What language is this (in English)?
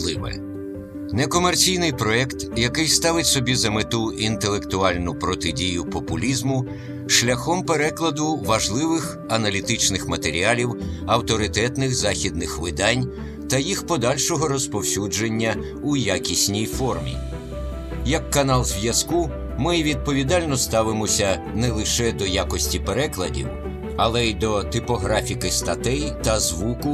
Ukrainian